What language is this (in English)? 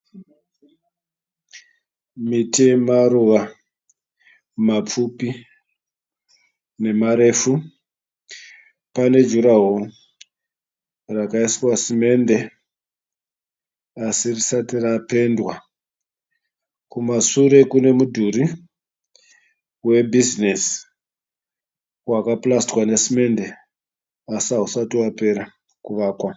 Shona